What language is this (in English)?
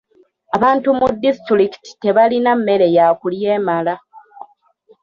Ganda